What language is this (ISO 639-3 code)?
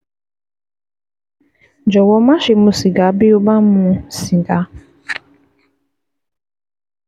yor